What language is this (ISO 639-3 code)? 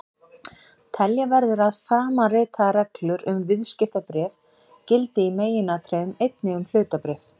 isl